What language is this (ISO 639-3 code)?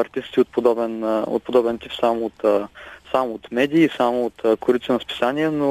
bul